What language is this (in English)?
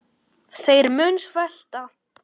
Icelandic